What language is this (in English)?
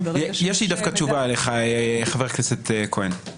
Hebrew